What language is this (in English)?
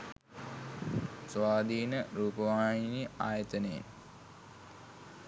Sinhala